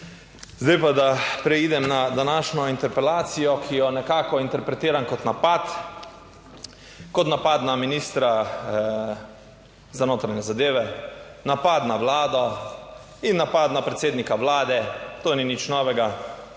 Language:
Slovenian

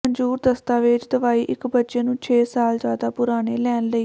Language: Punjabi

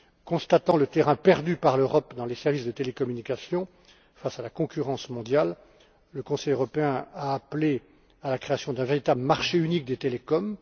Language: French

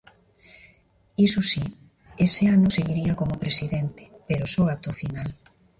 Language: Galician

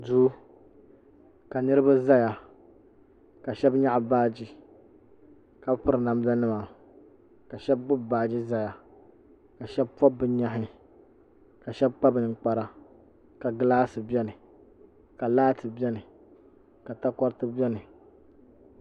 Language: Dagbani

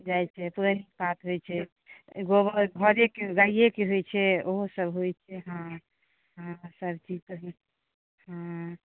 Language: Maithili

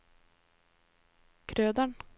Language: Norwegian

